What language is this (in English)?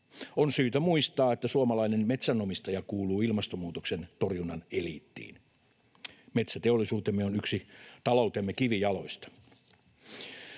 Finnish